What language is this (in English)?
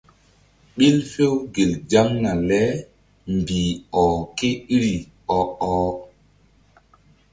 Mbum